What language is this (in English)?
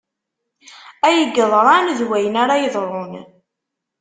Kabyle